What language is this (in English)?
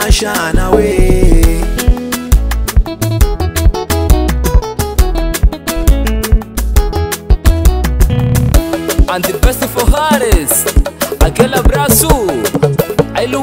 Arabic